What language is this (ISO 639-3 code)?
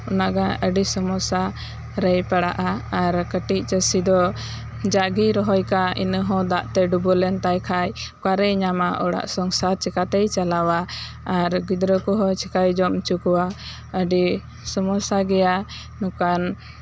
sat